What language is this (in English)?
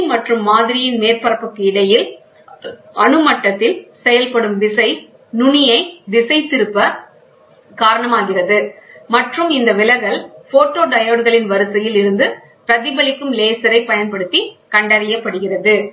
Tamil